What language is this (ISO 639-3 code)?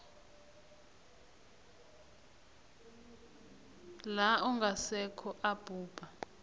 nbl